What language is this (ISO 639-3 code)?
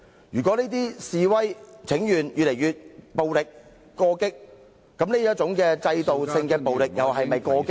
yue